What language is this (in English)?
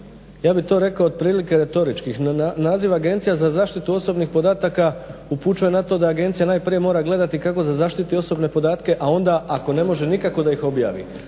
Croatian